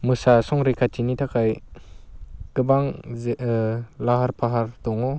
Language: Bodo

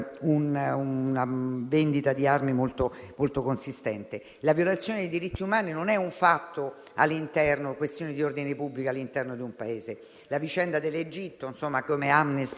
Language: Italian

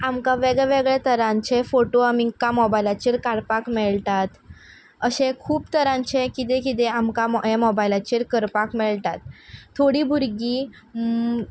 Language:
Konkani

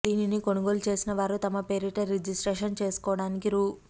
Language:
Telugu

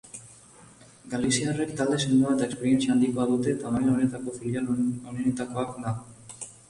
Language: Basque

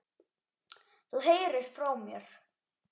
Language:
Icelandic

